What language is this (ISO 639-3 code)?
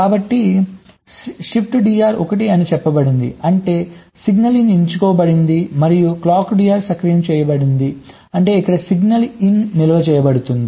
tel